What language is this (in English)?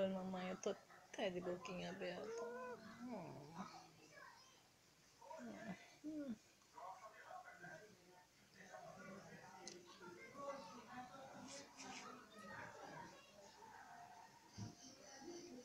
Portuguese